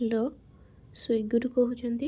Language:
Odia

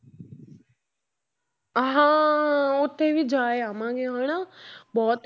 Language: Punjabi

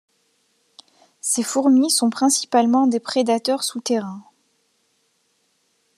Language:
French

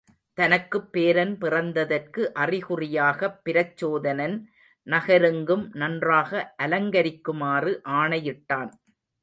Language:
Tamil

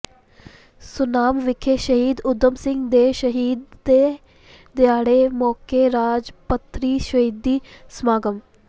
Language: Punjabi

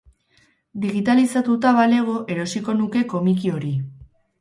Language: Basque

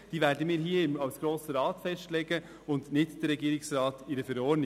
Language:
Swiss German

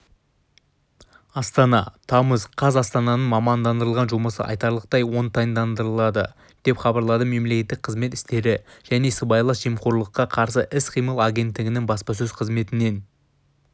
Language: Kazakh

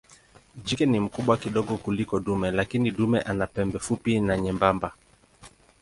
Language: Swahili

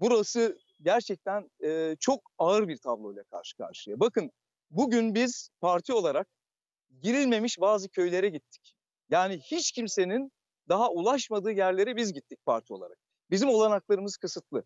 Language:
Turkish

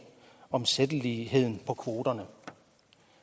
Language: Danish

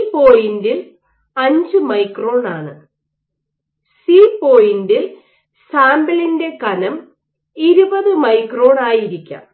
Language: Malayalam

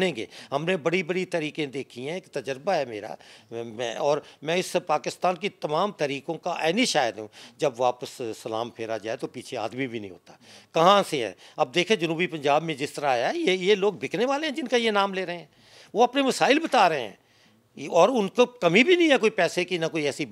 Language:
Hindi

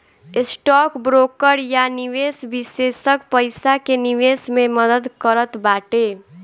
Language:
Bhojpuri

